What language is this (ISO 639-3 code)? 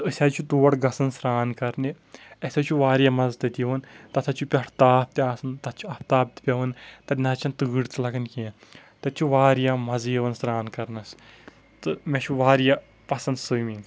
kas